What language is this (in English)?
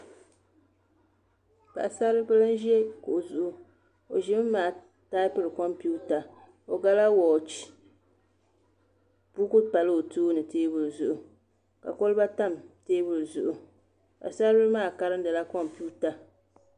Dagbani